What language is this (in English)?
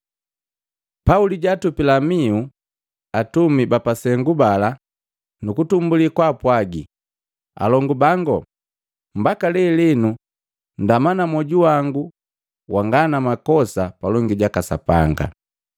Matengo